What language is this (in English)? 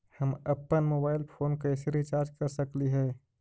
Magahi